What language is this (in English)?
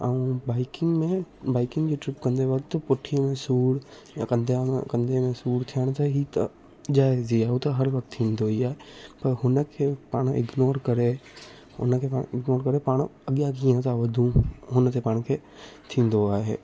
Sindhi